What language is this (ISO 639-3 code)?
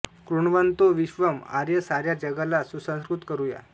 mar